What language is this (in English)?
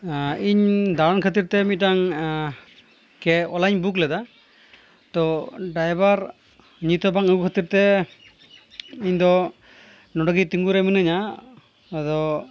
Santali